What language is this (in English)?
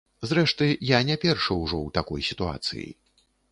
Belarusian